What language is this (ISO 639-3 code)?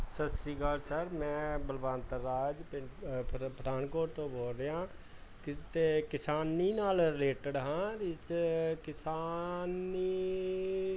pan